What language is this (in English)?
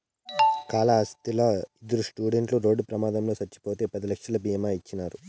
Telugu